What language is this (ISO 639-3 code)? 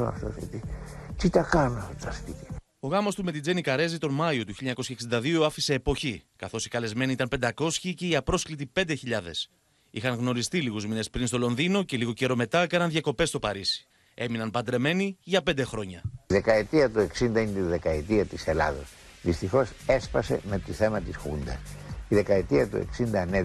ell